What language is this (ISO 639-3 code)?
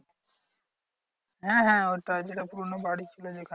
ben